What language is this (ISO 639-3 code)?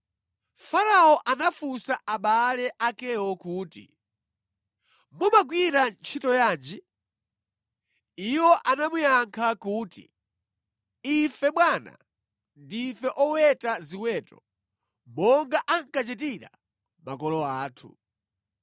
nya